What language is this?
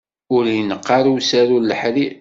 Kabyle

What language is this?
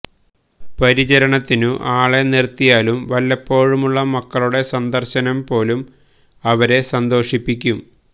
Malayalam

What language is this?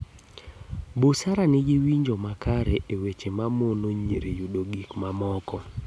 Luo (Kenya and Tanzania)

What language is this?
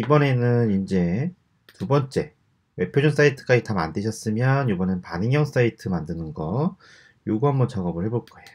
Korean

